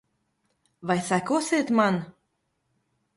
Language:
Latvian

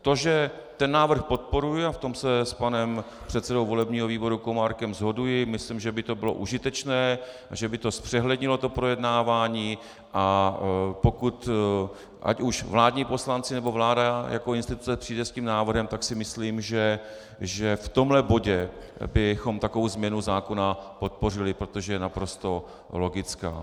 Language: Czech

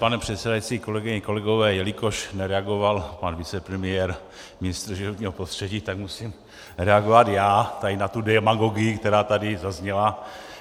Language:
Czech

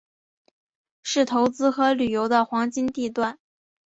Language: Chinese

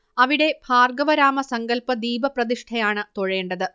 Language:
Malayalam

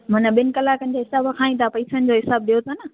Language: Sindhi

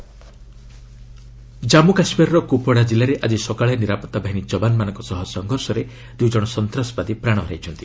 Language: Odia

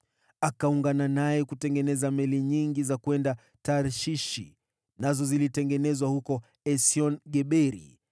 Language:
Swahili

